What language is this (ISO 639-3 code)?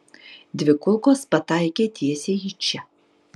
lit